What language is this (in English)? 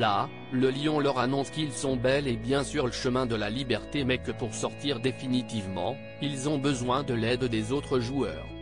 French